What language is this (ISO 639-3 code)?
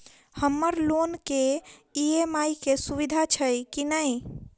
mai